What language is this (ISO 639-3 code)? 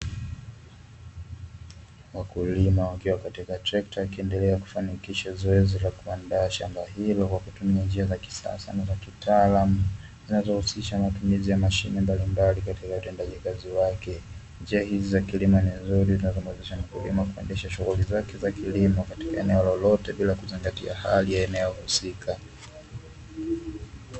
swa